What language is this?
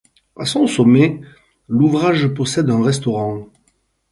French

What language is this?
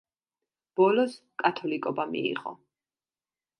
Georgian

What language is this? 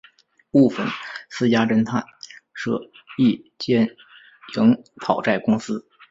Chinese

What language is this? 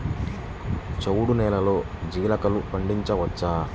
Telugu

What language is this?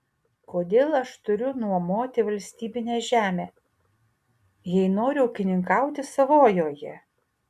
Lithuanian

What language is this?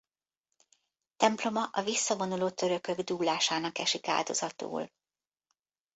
Hungarian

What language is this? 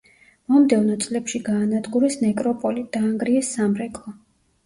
Georgian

